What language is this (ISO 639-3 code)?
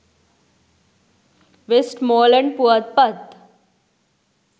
sin